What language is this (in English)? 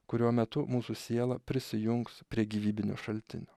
Lithuanian